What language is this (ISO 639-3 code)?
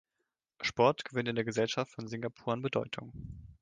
deu